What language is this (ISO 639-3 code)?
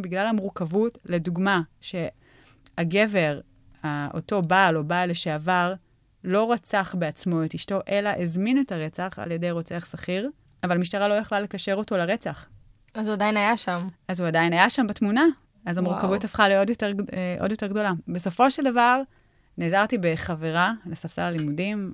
heb